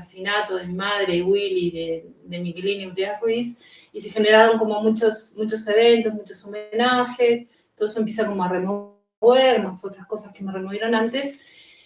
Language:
Spanish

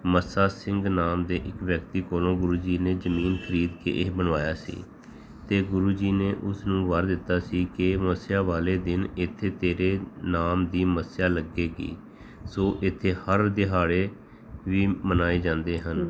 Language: Punjabi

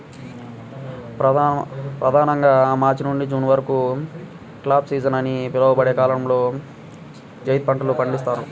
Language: Telugu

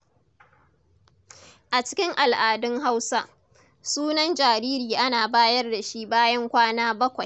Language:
Hausa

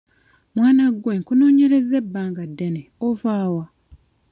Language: Ganda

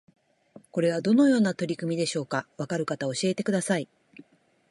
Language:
Japanese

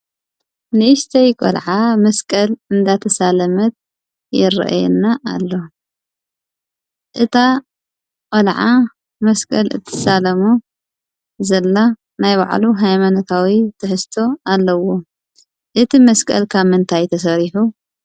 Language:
Tigrinya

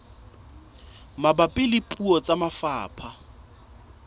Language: Southern Sotho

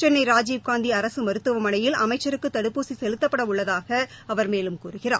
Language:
Tamil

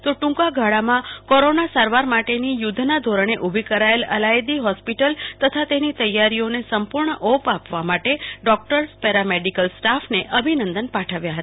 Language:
Gujarati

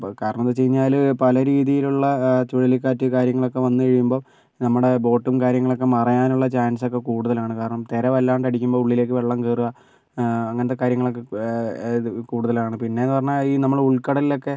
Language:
Malayalam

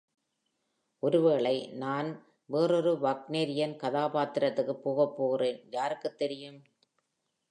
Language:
Tamil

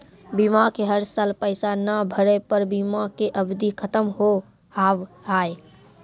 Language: Maithili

